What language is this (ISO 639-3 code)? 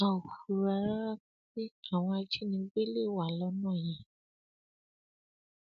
yor